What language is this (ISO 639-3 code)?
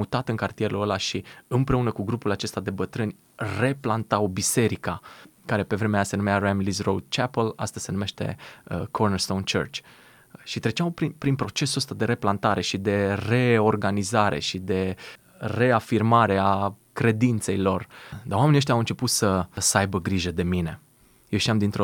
ron